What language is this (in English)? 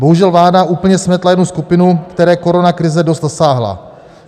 Czech